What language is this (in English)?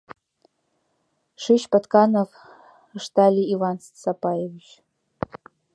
Mari